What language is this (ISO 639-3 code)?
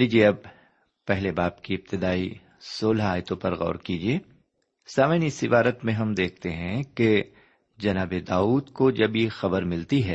urd